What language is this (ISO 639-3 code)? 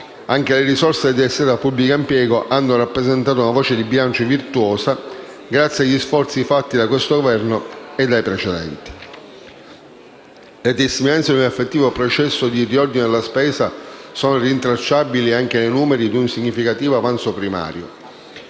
ita